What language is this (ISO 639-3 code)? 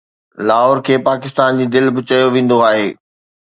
snd